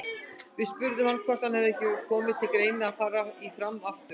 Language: Icelandic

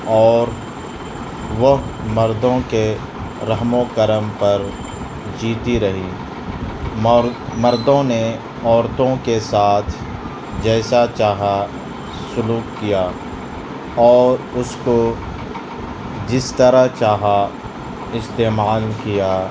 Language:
Urdu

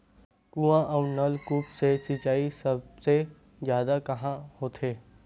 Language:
Chhattisgarhi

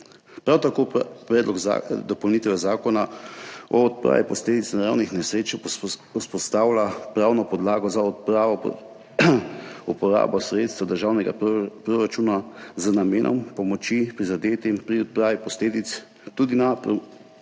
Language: Slovenian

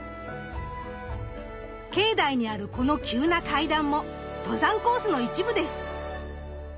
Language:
Japanese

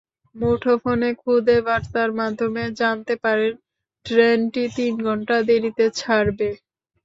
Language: Bangla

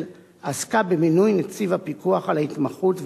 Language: Hebrew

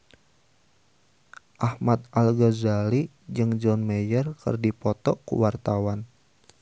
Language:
Sundanese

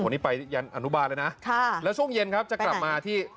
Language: Thai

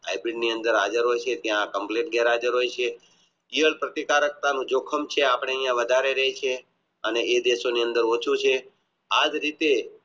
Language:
Gujarati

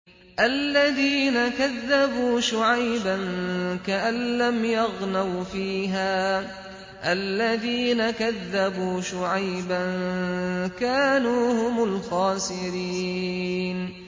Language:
Arabic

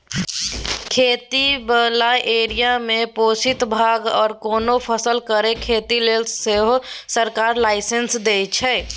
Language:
Maithili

